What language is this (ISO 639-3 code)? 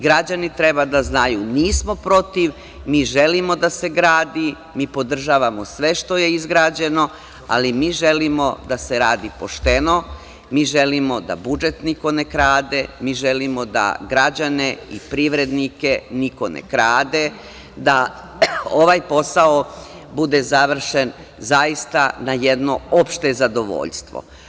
srp